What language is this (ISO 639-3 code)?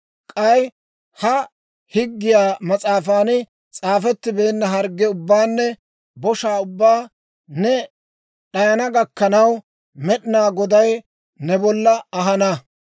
dwr